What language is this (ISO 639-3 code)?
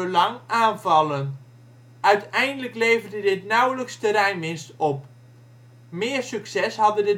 nld